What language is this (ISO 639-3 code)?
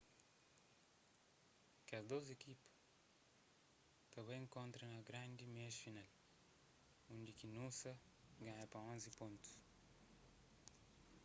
kea